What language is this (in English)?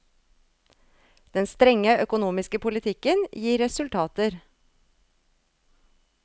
Norwegian